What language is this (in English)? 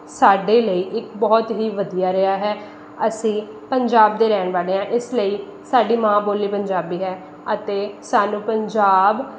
Punjabi